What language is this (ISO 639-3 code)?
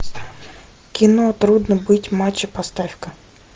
rus